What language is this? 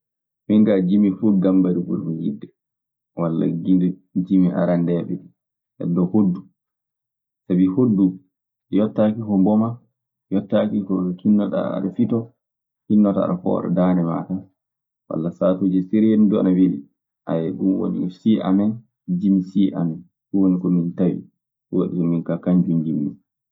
Maasina Fulfulde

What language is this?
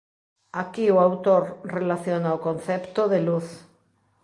Galician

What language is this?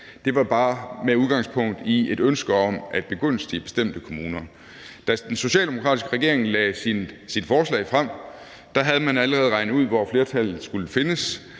Danish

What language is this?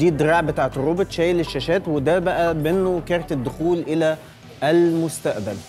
Arabic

